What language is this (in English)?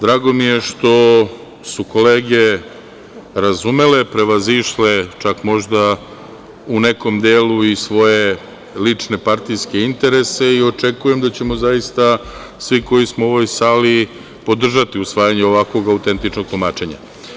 Serbian